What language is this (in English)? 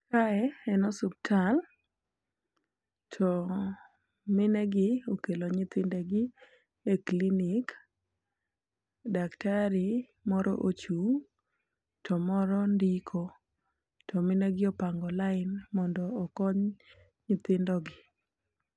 Luo (Kenya and Tanzania)